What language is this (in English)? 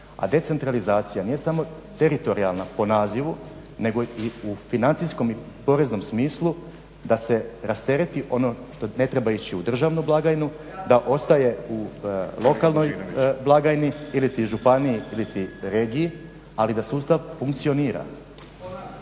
Croatian